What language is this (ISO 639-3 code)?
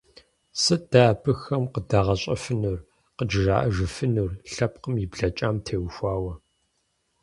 kbd